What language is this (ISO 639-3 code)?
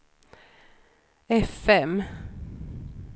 swe